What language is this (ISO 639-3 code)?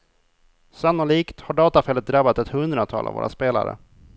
swe